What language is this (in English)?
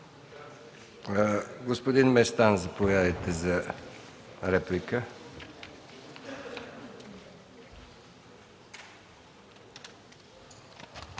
Bulgarian